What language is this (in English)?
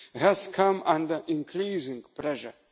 English